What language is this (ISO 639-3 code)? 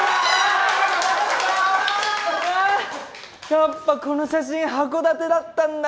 jpn